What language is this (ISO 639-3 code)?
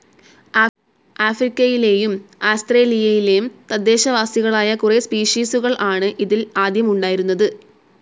mal